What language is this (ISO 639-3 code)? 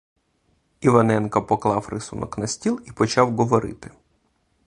ukr